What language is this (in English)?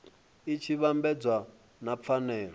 Venda